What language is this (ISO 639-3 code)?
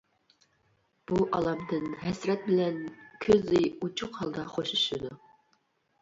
uig